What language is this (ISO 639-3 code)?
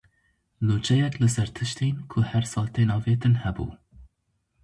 kur